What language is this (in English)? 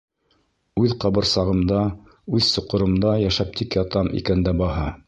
Bashkir